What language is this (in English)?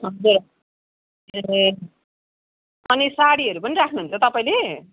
Nepali